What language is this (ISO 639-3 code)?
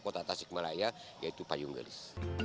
ind